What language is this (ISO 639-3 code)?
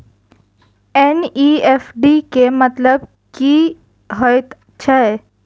mai